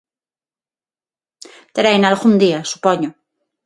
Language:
Galician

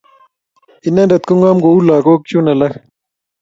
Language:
Kalenjin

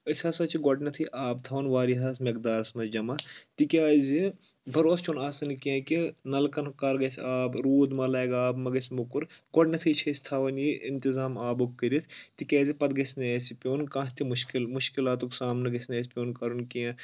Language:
Kashmiri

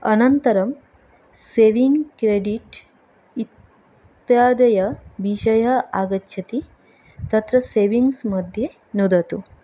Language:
Sanskrit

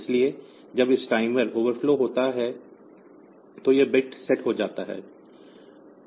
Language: Hindi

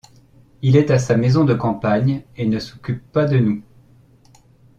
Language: French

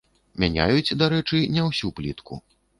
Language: Belarusian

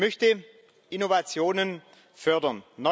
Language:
German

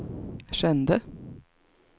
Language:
Swedish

